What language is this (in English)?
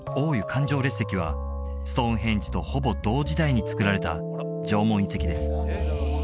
Japanese